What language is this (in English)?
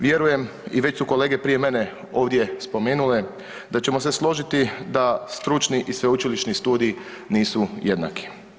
Croatian